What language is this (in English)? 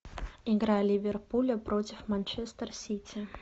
Russian